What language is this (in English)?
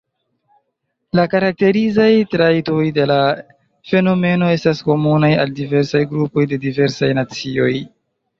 Esperanto